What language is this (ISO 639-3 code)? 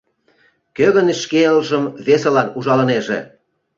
chm